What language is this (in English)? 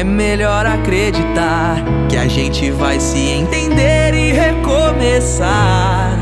Portuguese